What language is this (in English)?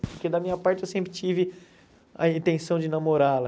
Portuguese